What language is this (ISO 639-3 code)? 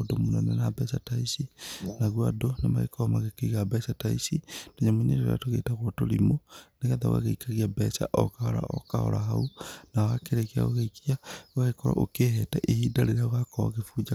kik